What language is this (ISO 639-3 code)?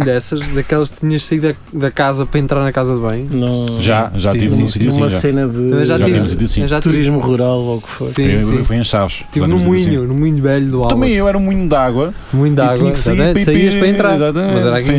por